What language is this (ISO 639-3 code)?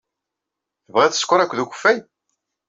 kab